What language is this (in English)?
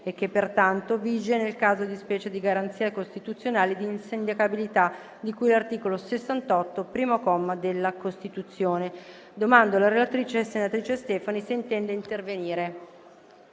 Italian